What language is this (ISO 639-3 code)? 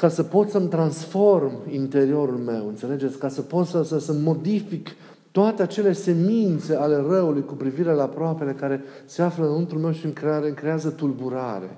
ron